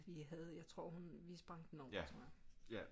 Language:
Danish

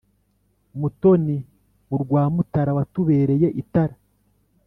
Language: Kinyarwanda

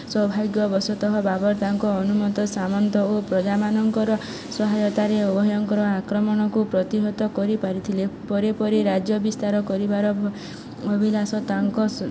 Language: Odia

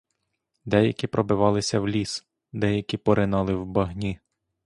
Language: Ukrainian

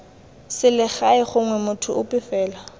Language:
Tswana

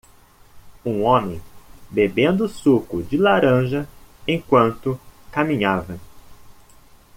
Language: Portuguese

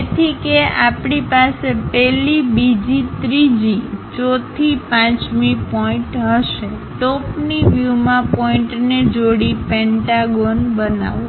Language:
Gujarati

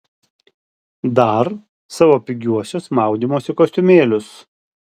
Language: Lithuanian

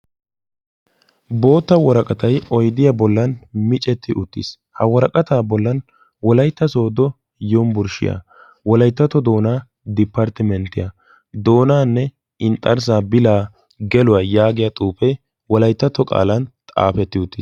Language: Wolaytta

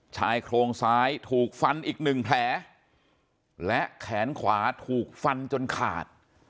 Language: Thai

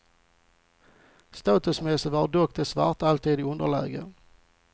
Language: Swedish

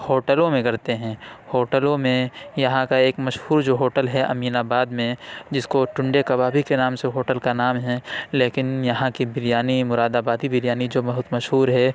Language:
Urdu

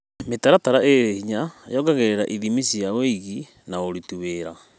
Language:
Kikuyu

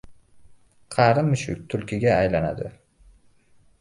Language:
Uzbek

